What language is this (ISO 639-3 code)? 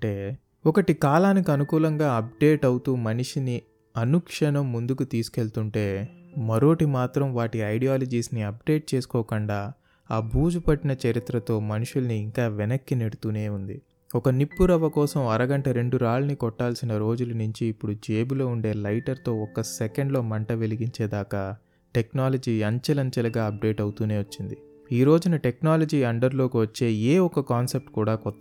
tel